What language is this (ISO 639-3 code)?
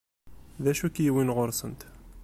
kab